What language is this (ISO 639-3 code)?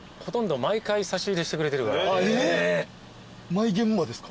jpn